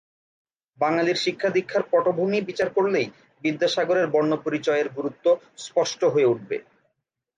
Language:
Bangla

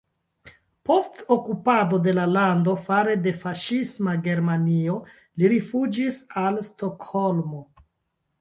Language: Esperanto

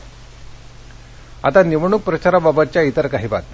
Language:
Marathi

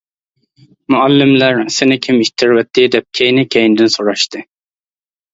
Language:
Uyghur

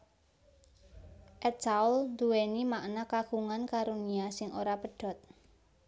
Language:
Javanese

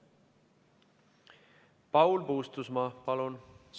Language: Estonian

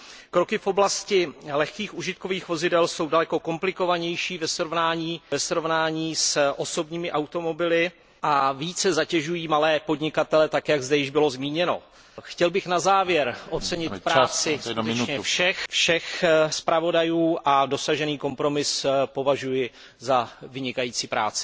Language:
Czech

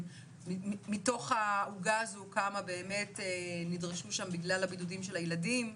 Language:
Hebrew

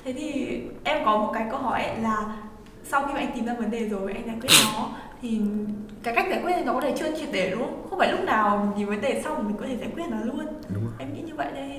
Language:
Vietnamese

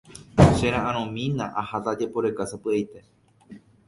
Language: Guarani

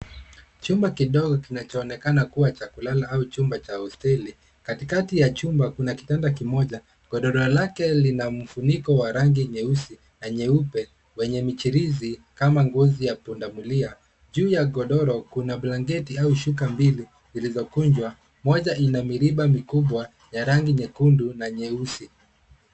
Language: Swahili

